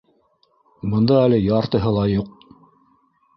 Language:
Bashkir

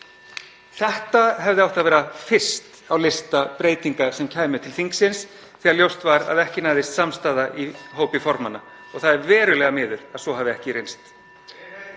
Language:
Icelandic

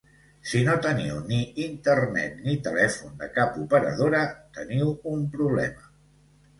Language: Catalan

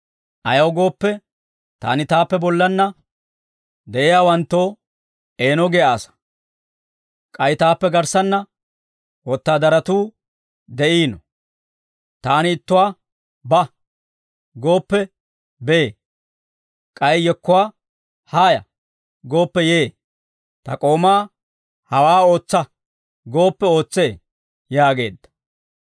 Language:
Dawro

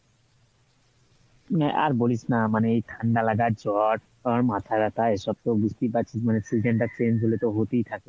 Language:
Bangla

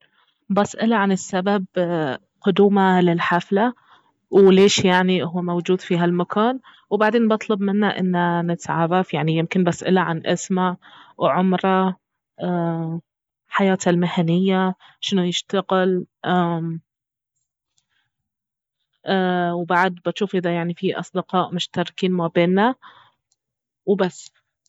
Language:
Baharna Arabic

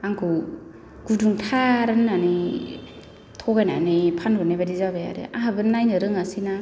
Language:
Bodo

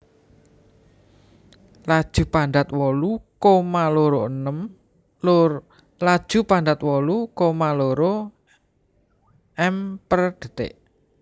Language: Javanese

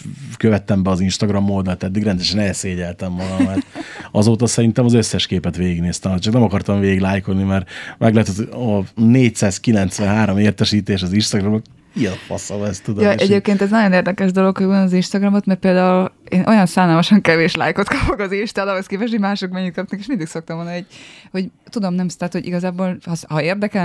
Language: Hungarian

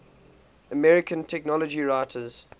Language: English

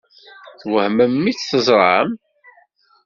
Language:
Kabyle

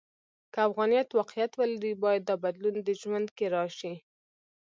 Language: Pashto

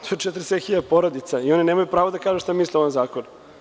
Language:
Serbian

